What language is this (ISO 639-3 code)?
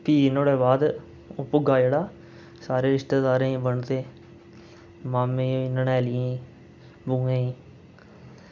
doi